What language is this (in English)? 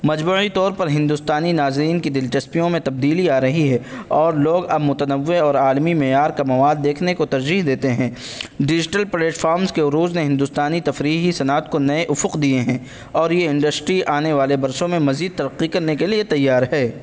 Urdu